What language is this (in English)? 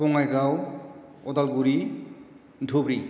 Bodo